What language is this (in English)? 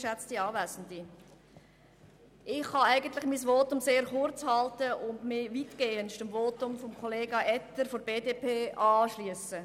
Swiss German